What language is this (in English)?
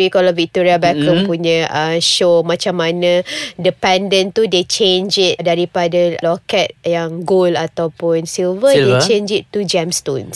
Malay